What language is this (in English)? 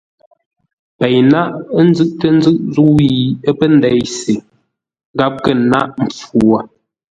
Ngombale